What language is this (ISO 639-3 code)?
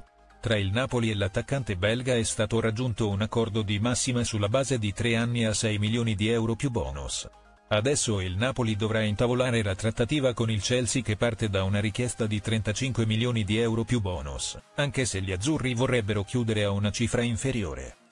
ita